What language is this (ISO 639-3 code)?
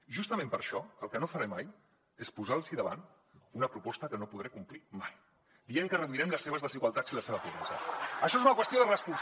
cat